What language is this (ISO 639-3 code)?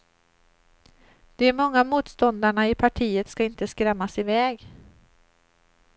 swe